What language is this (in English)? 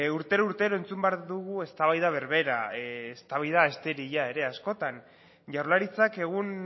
Basque